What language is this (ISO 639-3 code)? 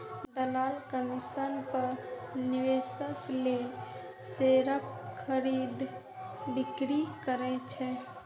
mai